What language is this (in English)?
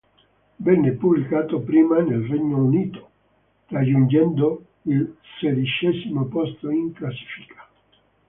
Italian